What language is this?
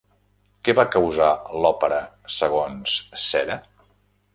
Catalan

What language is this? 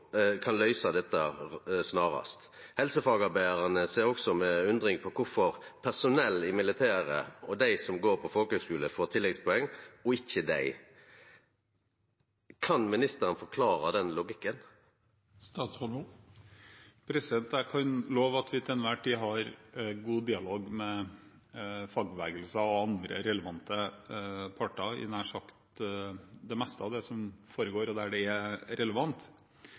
Norwegian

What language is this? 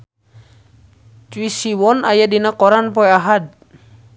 Sundanese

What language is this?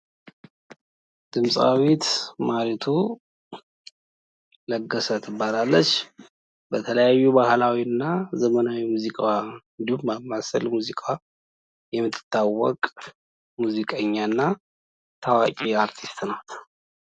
Amharic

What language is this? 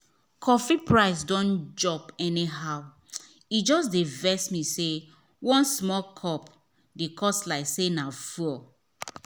Nigerian Pidgin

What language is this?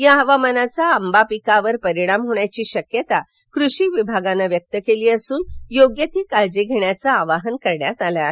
Marathi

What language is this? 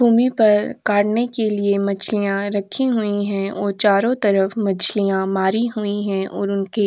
Hindi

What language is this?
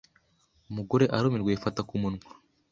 Kinyarwanda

